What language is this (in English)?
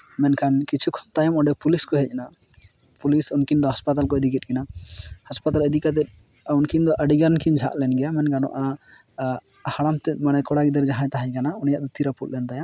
Santali